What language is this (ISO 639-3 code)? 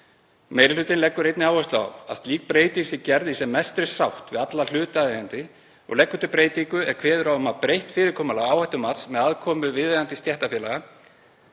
isl